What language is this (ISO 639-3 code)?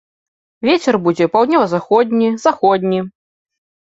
bel